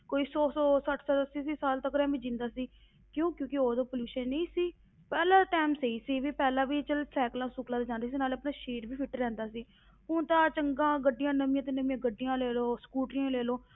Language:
Punjabi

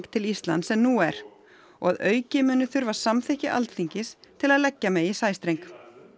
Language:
Icelandic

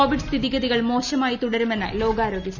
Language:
Malayalam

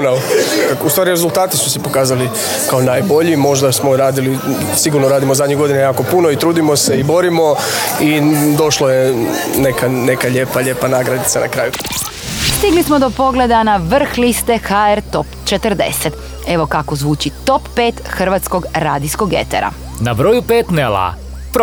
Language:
Croatian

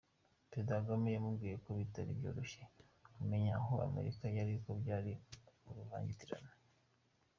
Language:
Kinyarwanda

